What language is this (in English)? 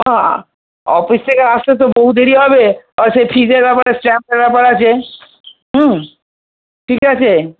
Bangla